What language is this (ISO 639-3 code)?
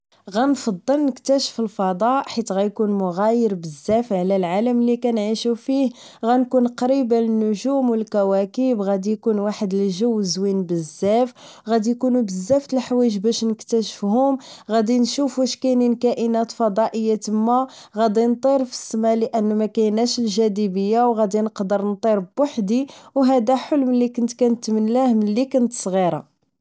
ary